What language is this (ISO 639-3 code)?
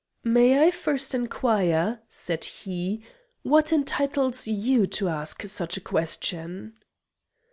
eng